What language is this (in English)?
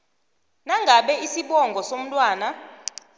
South Ndebele